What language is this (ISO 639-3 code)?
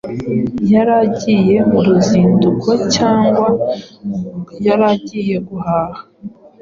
kin